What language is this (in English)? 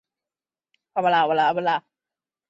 Chinese